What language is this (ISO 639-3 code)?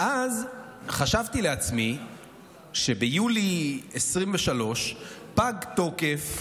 heb